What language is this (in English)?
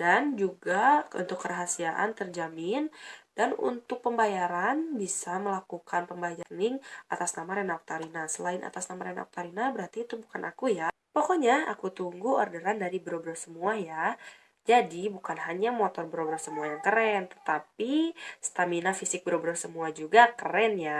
Indonesian